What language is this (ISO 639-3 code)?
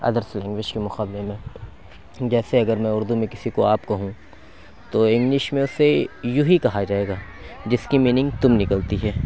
urd